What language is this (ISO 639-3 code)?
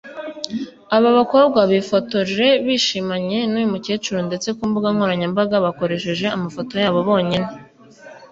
kin